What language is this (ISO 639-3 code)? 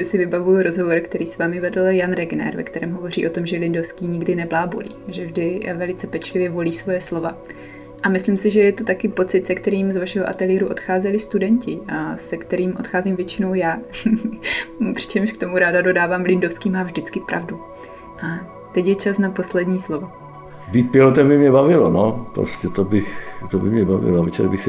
ces